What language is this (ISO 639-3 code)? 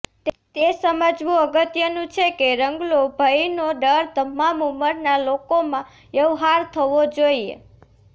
guj